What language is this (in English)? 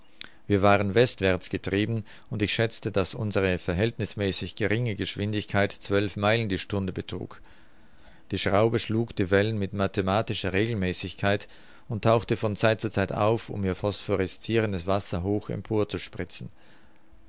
German